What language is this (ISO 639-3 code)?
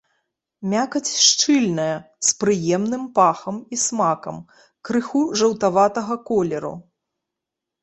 bel